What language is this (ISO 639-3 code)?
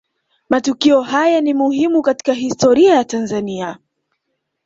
swa